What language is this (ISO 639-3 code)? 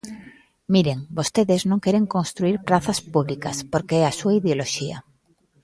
glg